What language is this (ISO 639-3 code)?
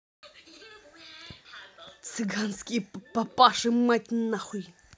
rus